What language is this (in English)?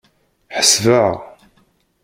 Kabyle